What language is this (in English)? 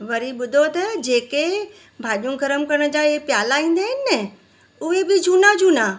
Sindhi